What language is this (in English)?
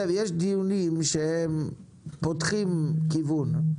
Hebrew